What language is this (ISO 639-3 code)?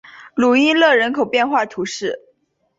zho